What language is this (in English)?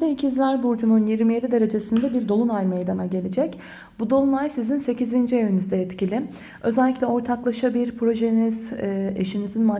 Turkish